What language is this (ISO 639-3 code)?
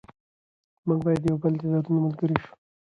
pus